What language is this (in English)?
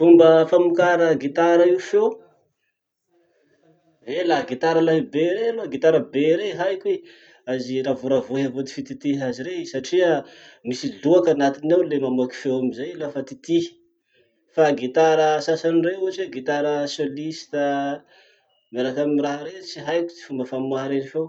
Masikoro Malagasy